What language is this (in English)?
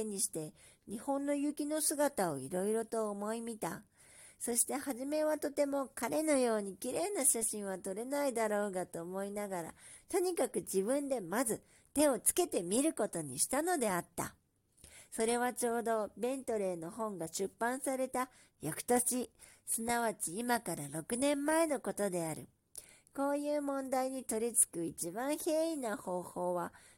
Japanese